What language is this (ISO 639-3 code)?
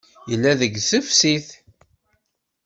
kab